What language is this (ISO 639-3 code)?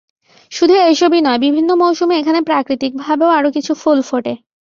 ben